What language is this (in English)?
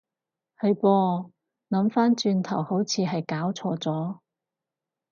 Cantonese